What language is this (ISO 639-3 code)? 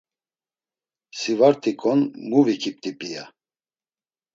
lzz